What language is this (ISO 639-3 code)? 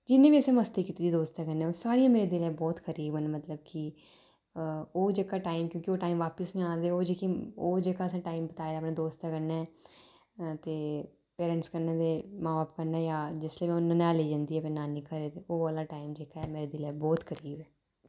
doi